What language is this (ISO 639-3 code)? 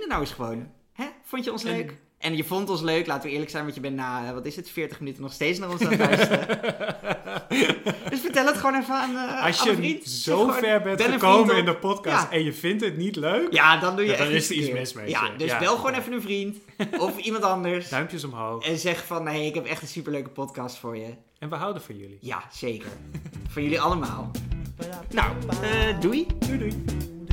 nld